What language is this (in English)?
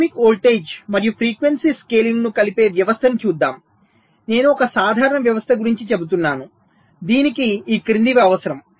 Telugu